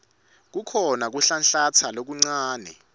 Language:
Swati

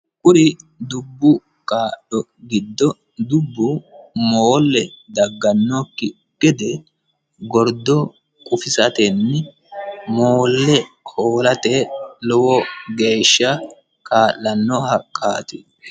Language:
Sidamo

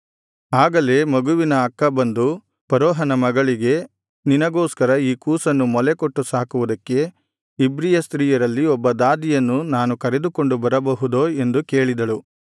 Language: Kannada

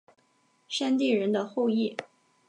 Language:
Chinese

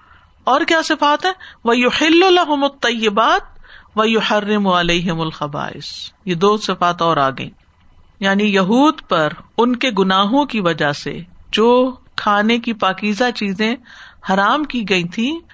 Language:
Urdu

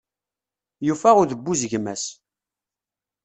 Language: Kabyle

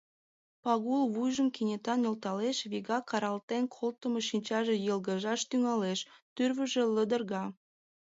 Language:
Mari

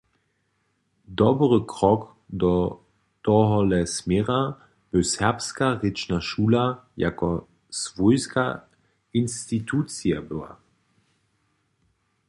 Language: Upper Sorbian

